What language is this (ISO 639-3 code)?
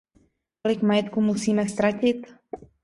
ces